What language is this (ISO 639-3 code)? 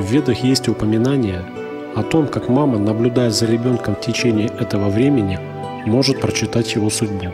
rus